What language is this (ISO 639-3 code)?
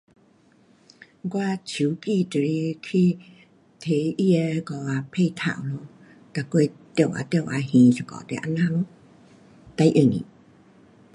cpx